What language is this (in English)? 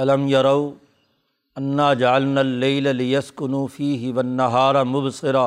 Urdu